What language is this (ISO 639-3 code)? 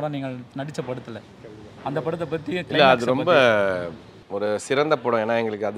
ron